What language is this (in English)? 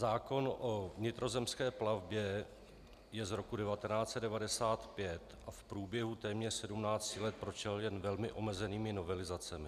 Czech